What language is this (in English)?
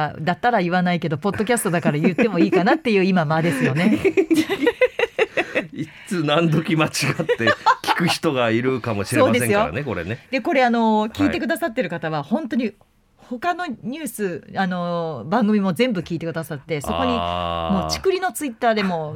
Japanese